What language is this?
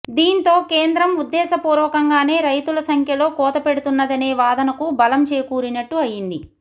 Telugu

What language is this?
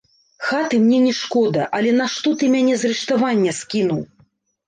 Belarusian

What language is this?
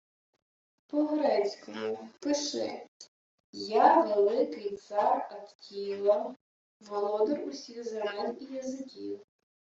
Ukrainian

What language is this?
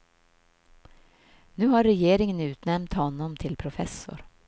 Swedish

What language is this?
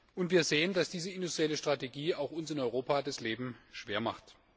German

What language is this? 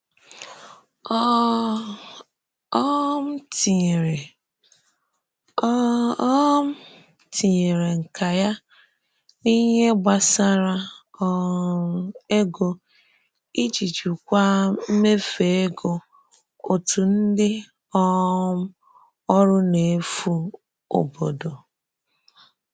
Igbo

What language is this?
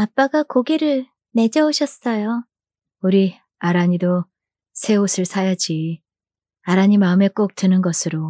Korean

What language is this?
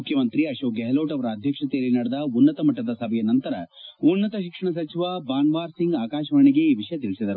Kannada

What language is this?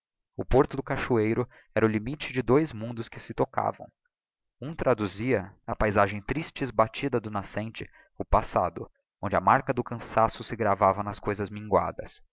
Portuguese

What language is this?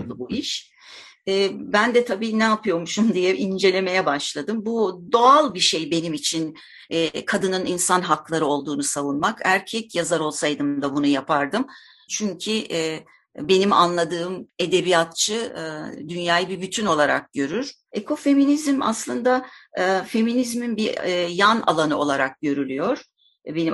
Turkish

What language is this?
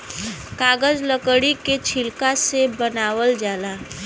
Bhojpuri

